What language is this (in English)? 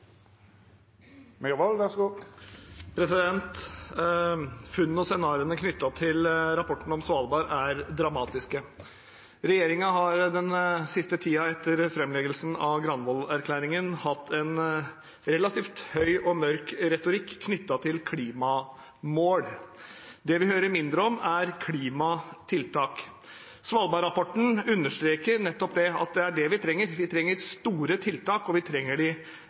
Norwegian Bokmål